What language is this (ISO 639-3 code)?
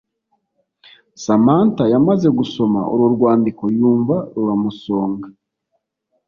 kin